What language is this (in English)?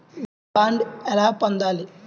Telugu